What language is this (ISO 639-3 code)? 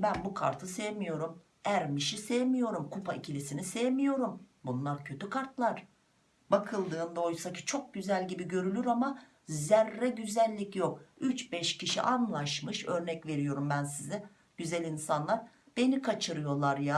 tur